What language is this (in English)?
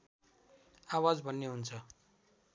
Nepali